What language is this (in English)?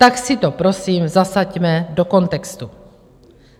Czech